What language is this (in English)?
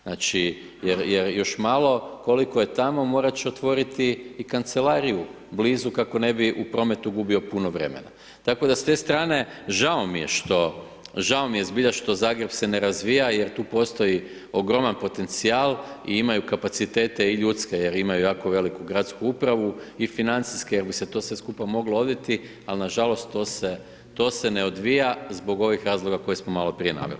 Croatian